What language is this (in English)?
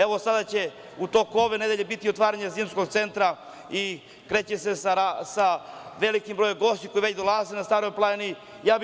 Serbian